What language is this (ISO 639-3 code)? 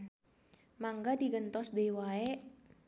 sun